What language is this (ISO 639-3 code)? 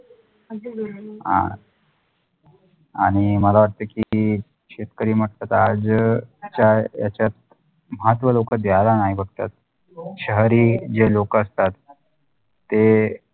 mar